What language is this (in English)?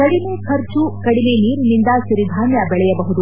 Kannada